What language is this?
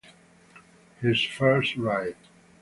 Italian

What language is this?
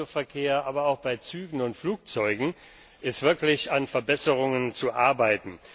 German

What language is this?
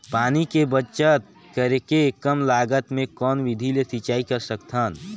Chhattisgarhi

